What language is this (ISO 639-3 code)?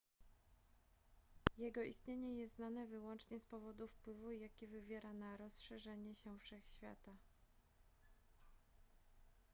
pol